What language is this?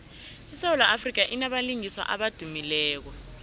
South Ndebele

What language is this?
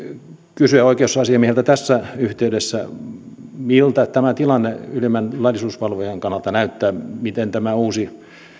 Finnish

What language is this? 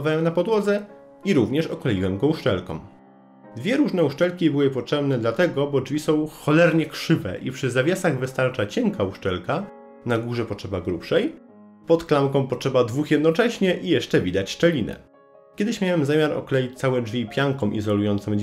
Polish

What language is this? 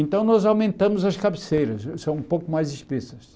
Portuguese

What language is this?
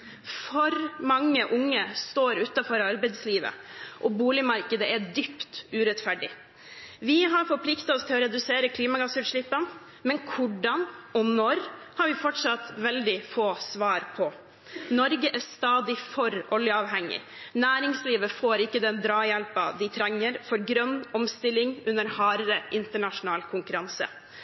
Norwegian Bokmål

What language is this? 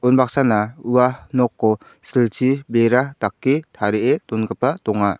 Garo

